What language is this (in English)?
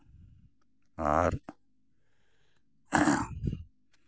Santali